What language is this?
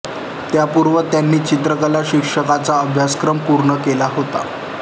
Marathi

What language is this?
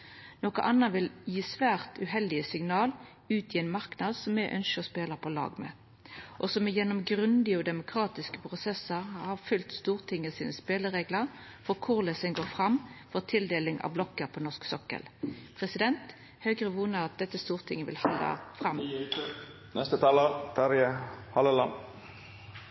Norwegian Nynorsk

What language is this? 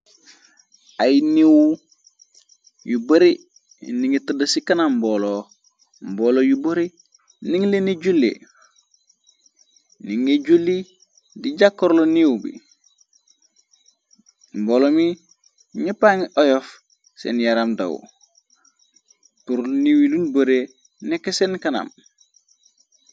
Wolof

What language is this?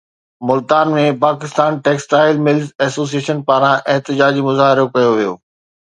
Sindhi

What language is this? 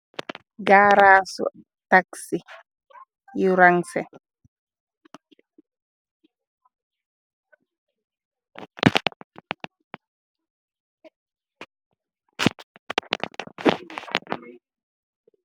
Wolof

